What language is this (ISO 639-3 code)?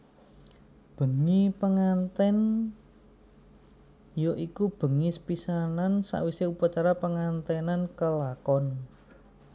jav